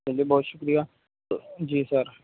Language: Urdu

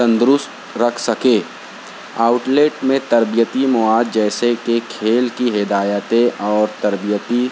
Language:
Urdu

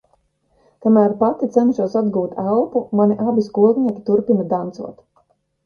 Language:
Latvian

